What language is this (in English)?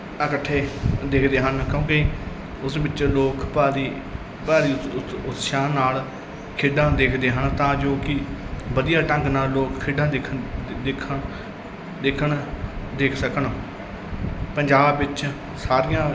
Punjabi